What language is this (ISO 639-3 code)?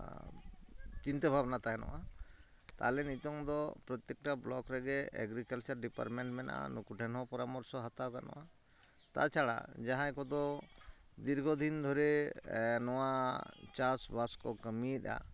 sat